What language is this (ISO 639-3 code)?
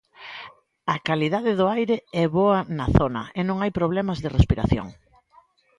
glg